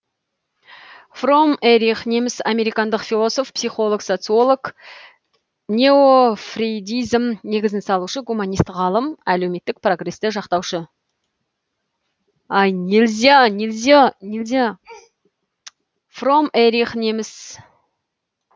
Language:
Kazakh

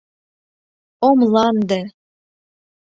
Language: Mari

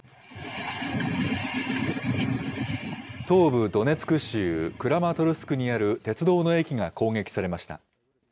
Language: Japanese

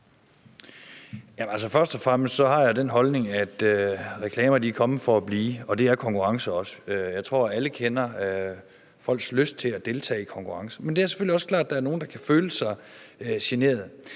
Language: Danish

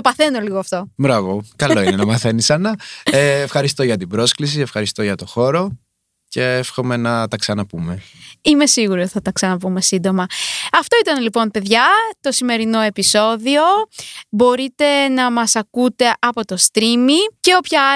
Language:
Greek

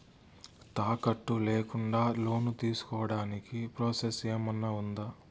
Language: Telugu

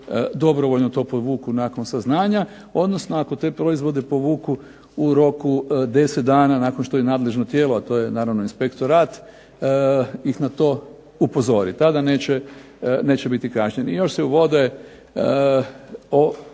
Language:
Croatian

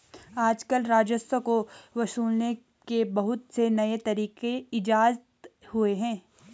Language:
Hindi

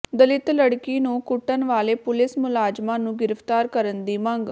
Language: Punjabi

